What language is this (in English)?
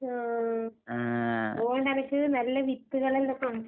Malayalam